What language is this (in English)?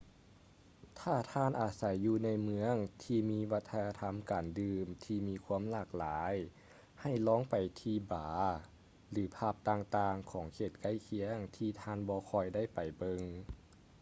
Lao